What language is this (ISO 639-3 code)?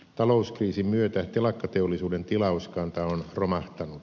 fin